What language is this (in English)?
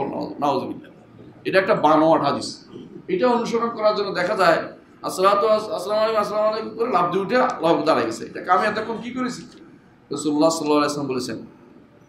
Turkish